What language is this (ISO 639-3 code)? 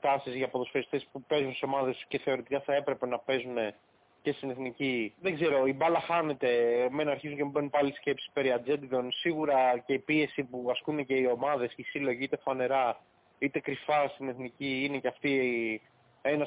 ell